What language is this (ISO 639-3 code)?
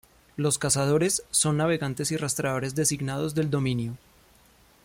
spa